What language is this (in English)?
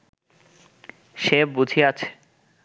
Bangla